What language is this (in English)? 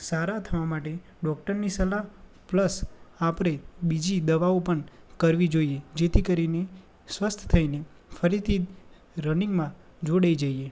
Gujarati